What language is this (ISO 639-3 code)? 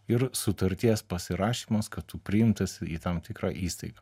lit